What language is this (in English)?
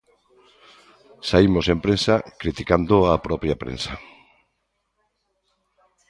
Galician